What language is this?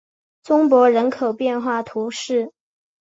Chinese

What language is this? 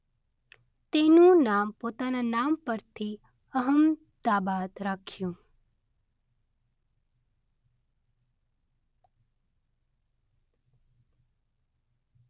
Gujarati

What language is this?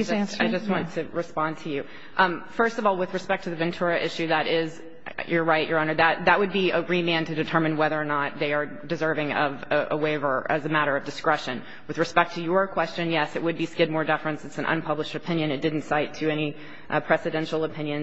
English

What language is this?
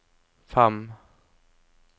Norwegian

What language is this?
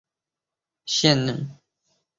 Chinese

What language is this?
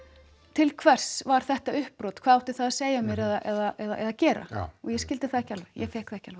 Icelandic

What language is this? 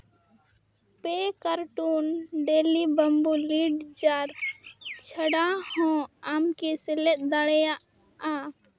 Santali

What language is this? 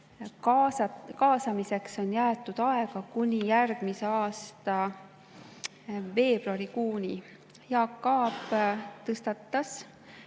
Estonian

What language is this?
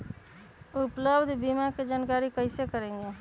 Magahi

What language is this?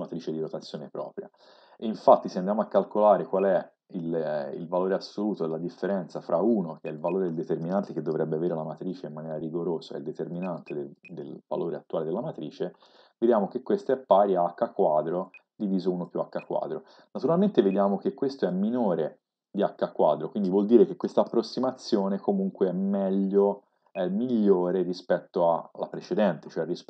Italian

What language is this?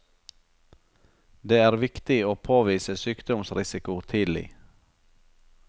Norwegian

